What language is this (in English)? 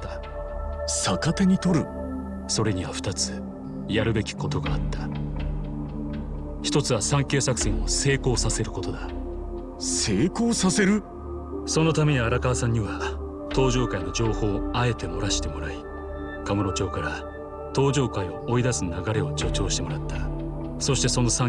Japanese